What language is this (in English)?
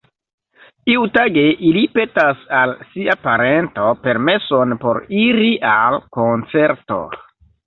Esperanto